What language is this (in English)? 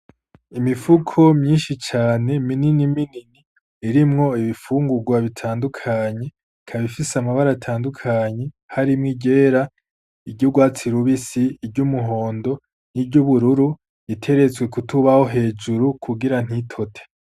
Rundi